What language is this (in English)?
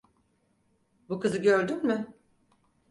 Turkish